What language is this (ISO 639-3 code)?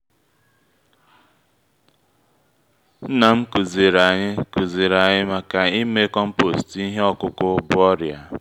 ibo